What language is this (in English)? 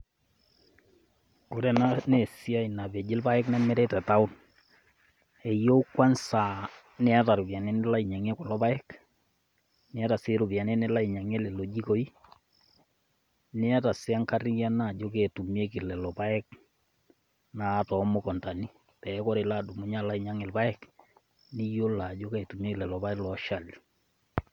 Masai